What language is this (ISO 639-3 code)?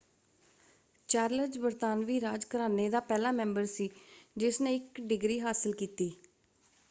pan